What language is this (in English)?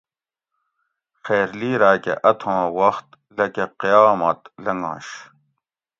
Gawri